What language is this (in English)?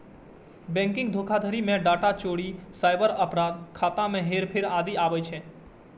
Maithili